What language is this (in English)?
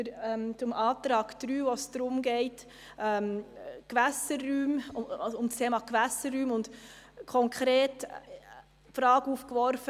Swiss German